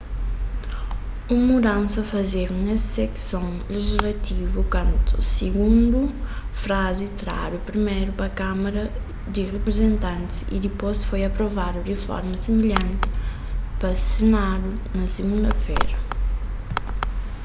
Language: Kabuverdianu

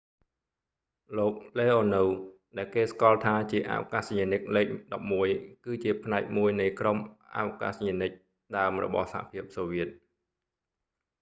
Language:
Khmer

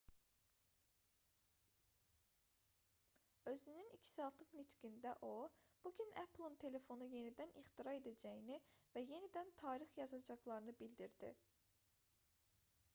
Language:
Azerbaijani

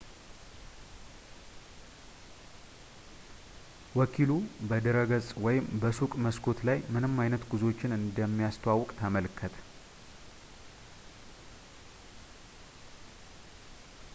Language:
Amharic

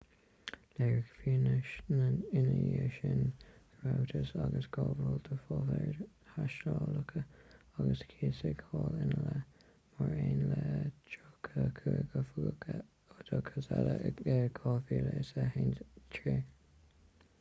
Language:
Irish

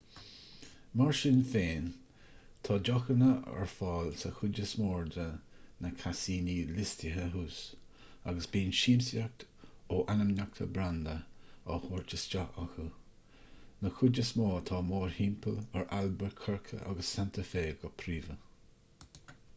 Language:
Irish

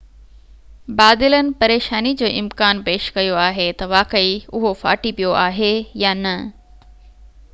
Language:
Sindhi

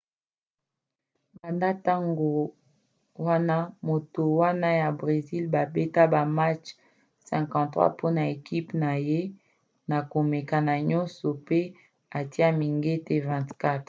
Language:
Lingala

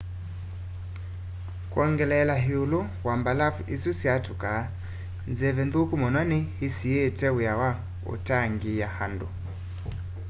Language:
Kamba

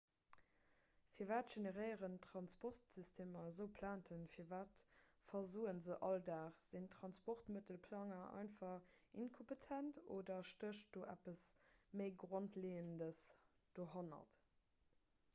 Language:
Luxembourgish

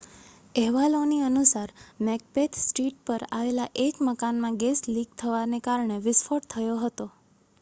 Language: Gujarati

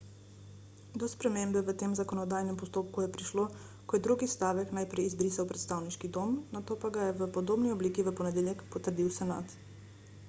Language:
Slovenian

